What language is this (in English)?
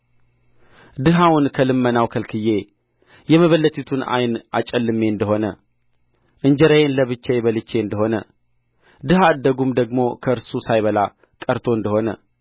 Amharic